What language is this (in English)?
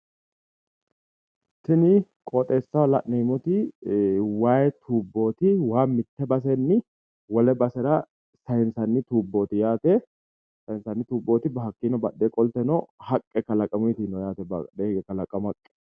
Sidamo